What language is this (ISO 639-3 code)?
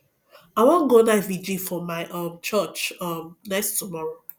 pcm